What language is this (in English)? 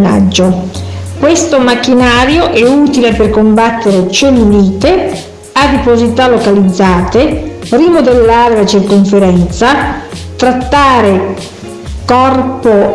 Italian